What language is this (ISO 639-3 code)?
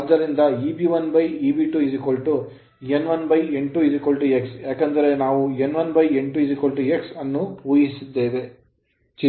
kan